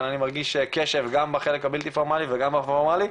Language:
Hebrew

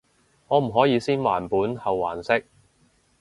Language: Cantonese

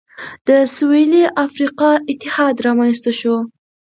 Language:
Pashto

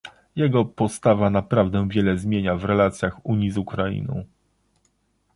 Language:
Polish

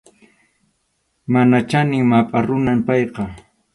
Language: Arequipa-La Unión Quechua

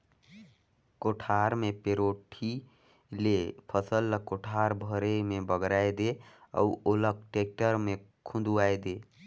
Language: Chhattisgarhi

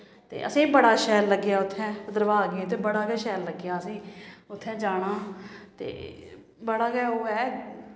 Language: Dogri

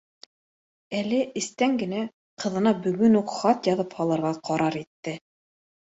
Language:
Bashkir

